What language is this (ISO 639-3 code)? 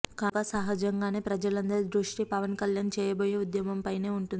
tel